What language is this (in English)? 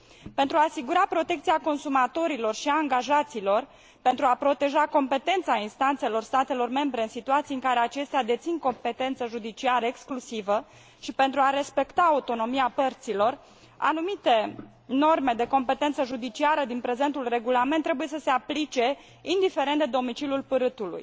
Romanian